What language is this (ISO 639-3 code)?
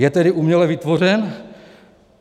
ces